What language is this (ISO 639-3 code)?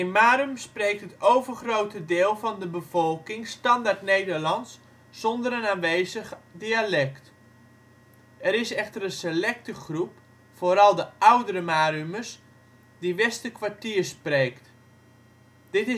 nld